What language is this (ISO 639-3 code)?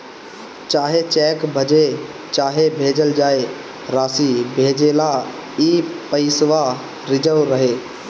bho